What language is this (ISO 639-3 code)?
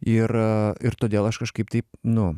lit